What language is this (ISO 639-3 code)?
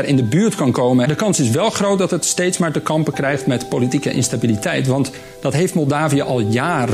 nld